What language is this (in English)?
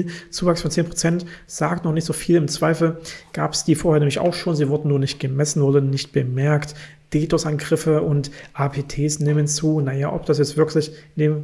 German